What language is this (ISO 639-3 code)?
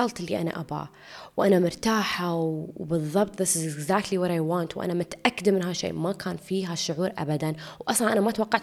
ara